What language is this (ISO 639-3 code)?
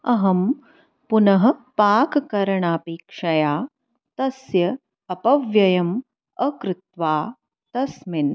san